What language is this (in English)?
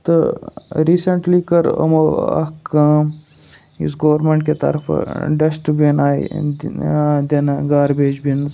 Kashmiri